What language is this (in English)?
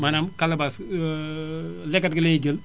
Wolof